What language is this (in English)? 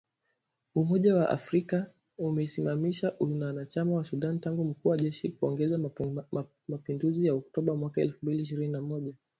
Swahili